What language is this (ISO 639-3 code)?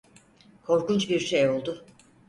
tur